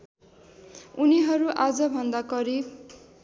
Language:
Nepali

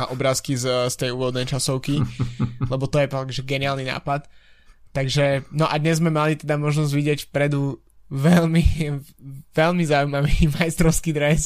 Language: Slovak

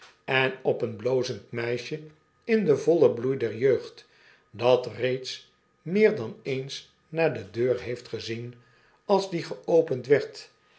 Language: Dutch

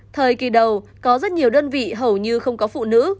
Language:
Vietnamese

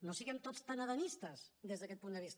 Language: Catalan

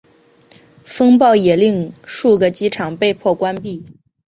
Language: Chinese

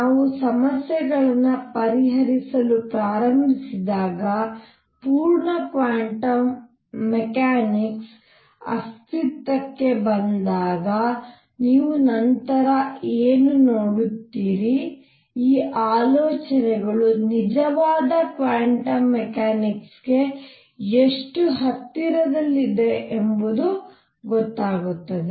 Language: Kannada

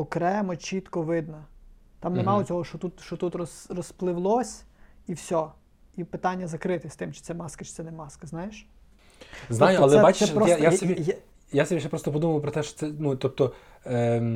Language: Ukrainian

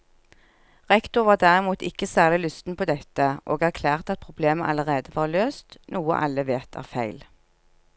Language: Norwegian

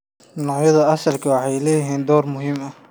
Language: Somali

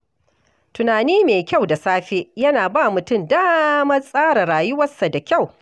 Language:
Hausa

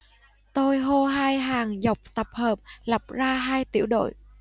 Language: Vietnamese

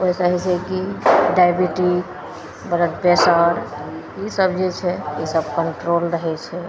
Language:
Maithili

